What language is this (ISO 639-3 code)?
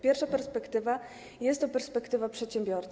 pol